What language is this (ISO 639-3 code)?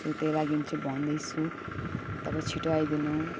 nep